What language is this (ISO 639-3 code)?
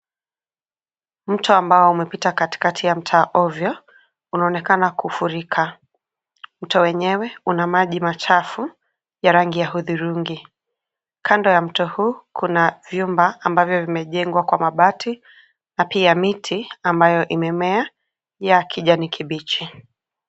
swa